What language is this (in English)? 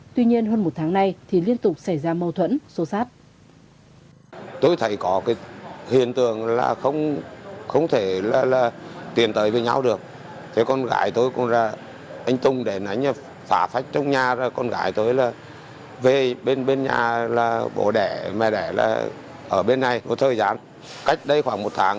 Vietnamese